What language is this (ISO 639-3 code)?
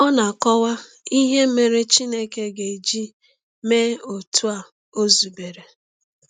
ibo